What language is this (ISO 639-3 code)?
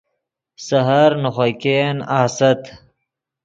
ydg